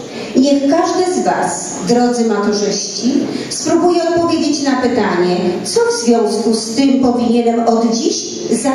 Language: Polish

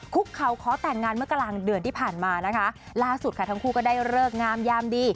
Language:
Thai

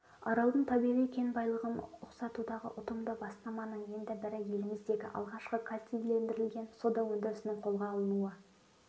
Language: Kazakh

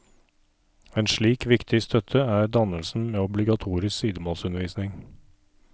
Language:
Norwegian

